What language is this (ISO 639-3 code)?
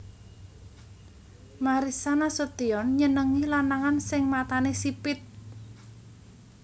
jav